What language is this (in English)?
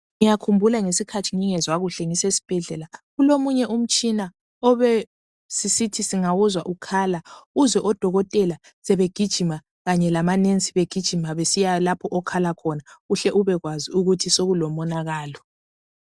North Ndebele